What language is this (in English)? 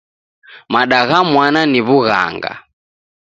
Taita